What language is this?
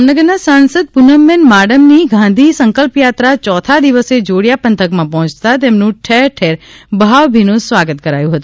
Gujarati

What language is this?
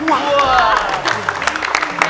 Indonesian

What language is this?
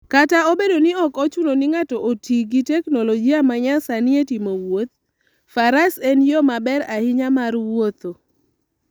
Luo (Kenya and Tanzania)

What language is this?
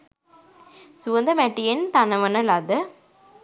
Sinhala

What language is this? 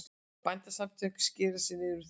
Icelandic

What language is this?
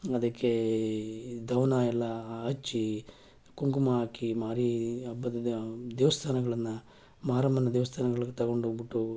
Kannada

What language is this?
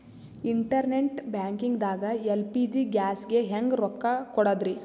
Kannada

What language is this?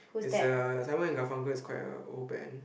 English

